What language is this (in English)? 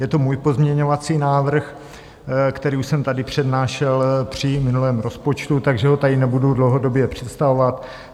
Czech